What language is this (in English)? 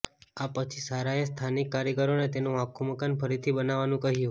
Gujarati